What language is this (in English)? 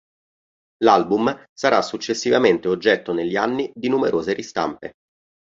Italian